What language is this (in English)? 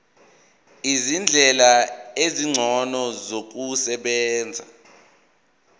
Zulu